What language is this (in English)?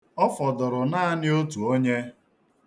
Igbo